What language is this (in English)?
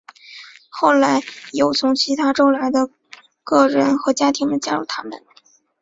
Chinese